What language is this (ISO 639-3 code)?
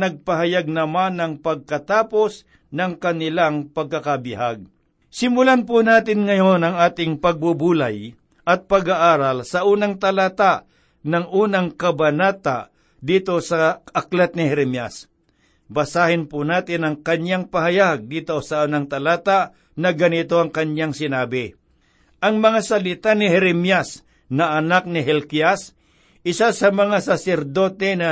fil